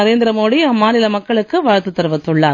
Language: Tamil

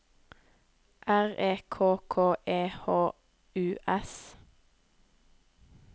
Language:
Norwegian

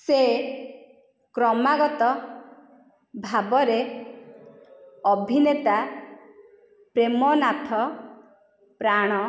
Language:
Odia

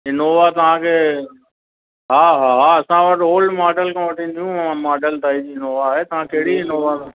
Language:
Sindhi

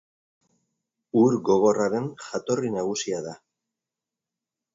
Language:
Basque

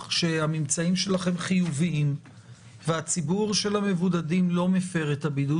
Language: Hebrew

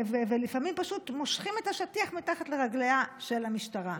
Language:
Hebrew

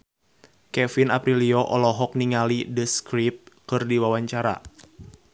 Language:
Sundanese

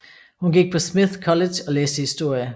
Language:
Danish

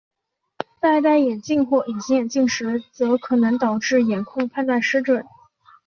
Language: Chinese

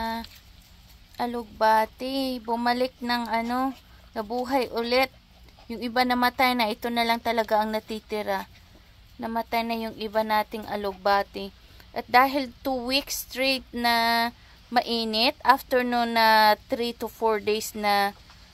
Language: Filipino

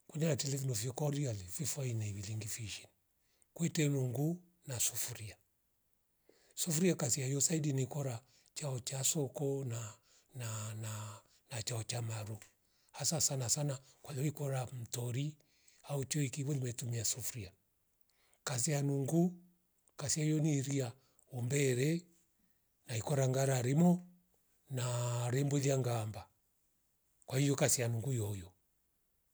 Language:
Rombo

